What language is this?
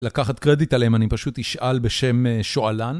Hebrew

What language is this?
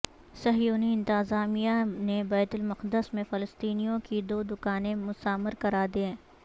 Urdu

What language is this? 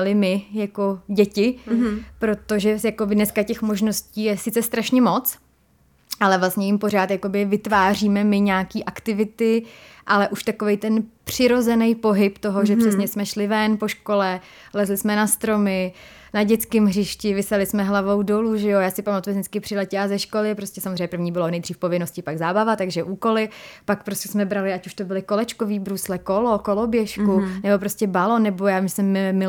Czech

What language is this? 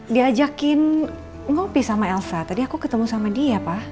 Indonesian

